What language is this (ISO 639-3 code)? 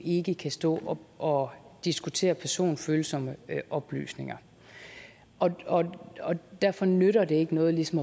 dan